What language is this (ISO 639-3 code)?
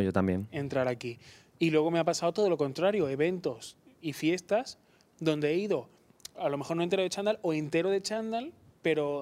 spa